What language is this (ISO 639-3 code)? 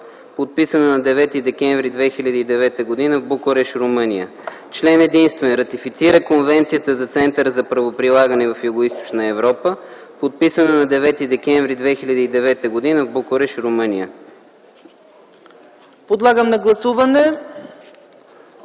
bul